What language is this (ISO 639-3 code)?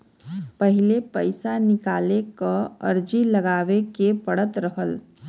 bho